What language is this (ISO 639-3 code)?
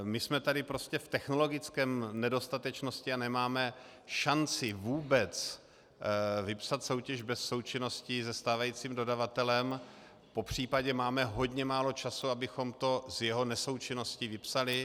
ces